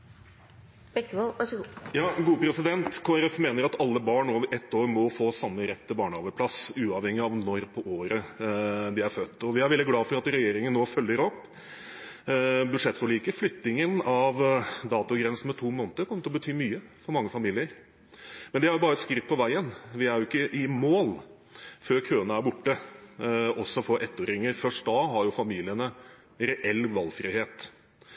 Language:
Norwegian Bokmål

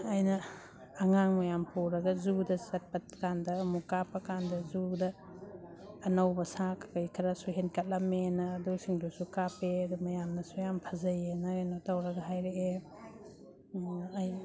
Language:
Manipuri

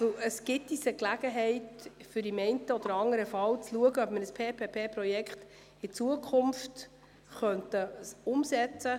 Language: Swiss German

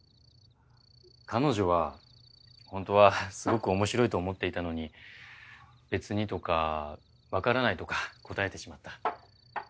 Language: Japanese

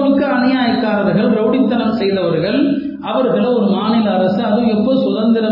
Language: Tamil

